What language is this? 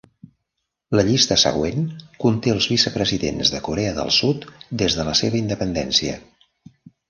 Catalan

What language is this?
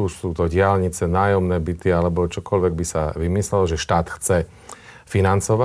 Slovak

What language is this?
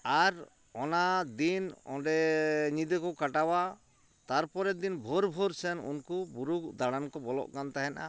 Santali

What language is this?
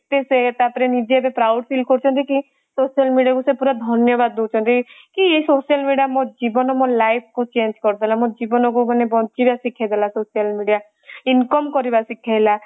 Odia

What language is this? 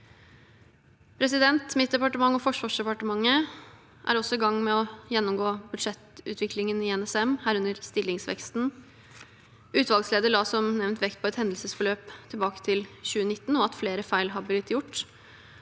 Norwegian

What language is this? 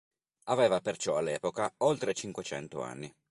Italian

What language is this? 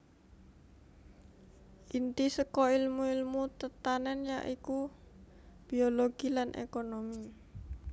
Javanese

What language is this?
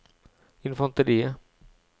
Norwegian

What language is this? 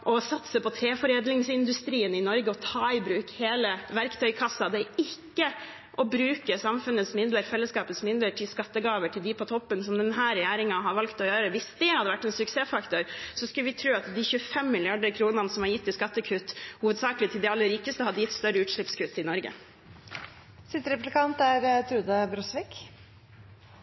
Norwegian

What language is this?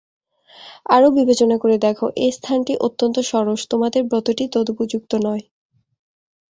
Bangla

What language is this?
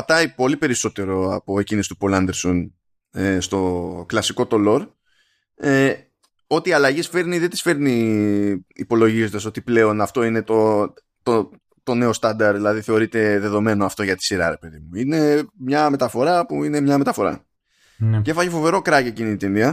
Greek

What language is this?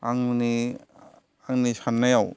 Bodo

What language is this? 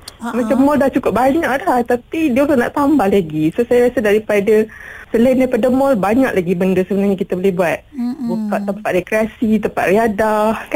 Malay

